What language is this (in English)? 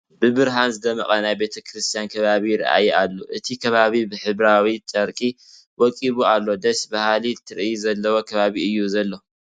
Tigrinya